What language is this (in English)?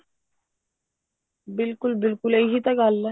Punjabi